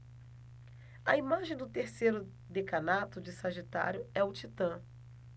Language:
Portuguese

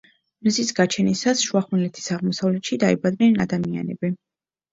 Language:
Georgian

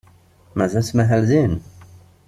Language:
Kabyle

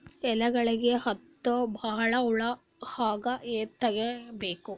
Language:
Kannada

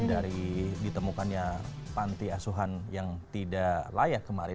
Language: Indonesian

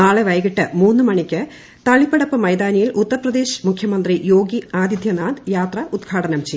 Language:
Malayalam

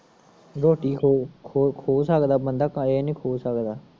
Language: Punjabi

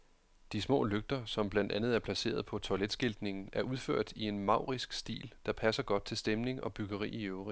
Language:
Danish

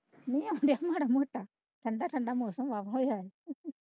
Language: Punjabi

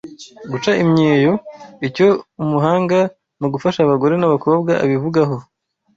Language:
Kinyarwanda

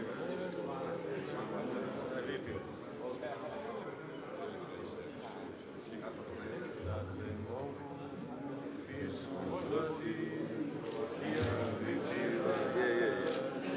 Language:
Croatian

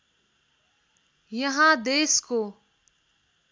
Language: Nepali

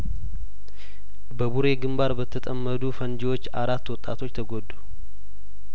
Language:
Amharic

